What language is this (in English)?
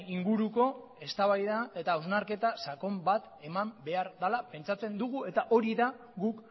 Basque